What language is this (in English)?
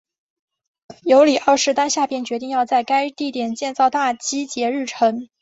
Chinese